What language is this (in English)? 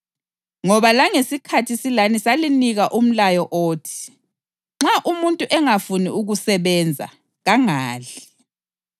North Ndebele